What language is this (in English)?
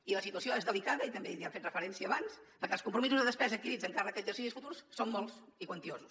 Catalan